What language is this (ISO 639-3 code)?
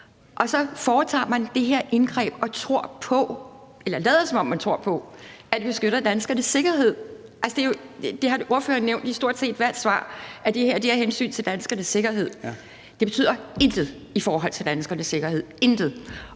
dan